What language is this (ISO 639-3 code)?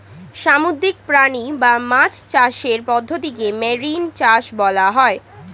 ben